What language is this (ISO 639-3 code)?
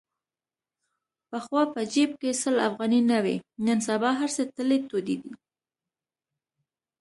pus